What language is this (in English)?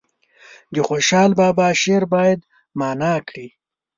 Pashto